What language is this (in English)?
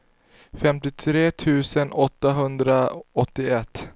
Swedish